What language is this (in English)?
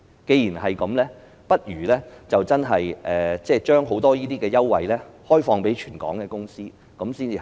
Cantonese